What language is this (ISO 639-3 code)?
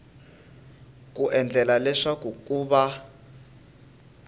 tso